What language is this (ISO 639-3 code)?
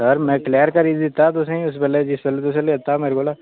doi